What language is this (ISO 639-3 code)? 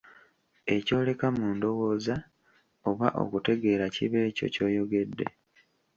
lug